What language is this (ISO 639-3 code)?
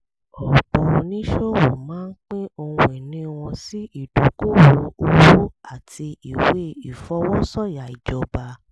yor